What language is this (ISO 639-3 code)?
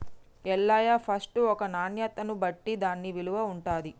tel